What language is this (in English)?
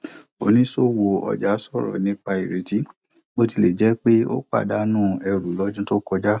Yoruba